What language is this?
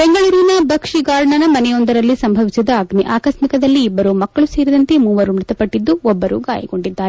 Kannada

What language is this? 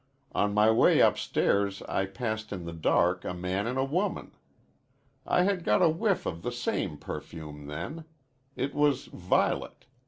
English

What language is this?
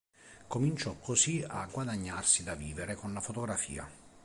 Italian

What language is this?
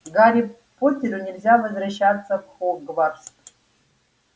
Russian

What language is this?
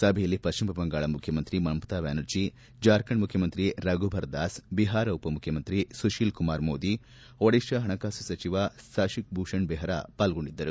Kannada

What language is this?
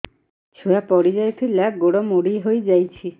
Odia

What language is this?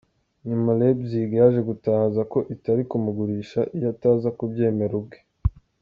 Kinyarwanda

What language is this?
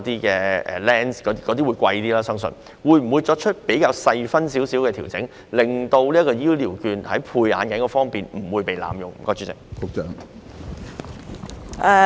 Cantonese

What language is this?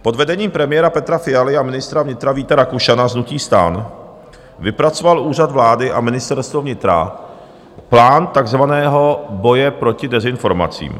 Czech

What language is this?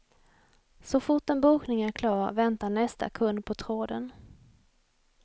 Swedish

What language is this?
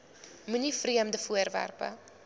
Afrikaans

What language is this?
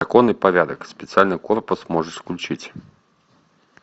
Russian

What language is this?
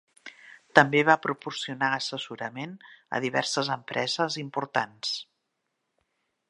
Catalan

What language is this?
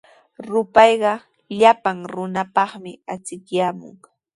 Sihuas Ancash Quechua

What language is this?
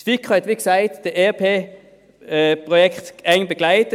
Swiss German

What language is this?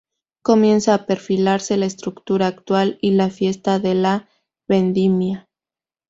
Spanish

